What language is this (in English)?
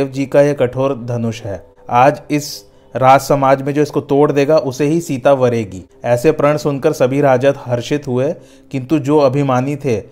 Hindi